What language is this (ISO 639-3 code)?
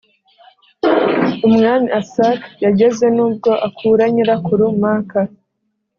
kin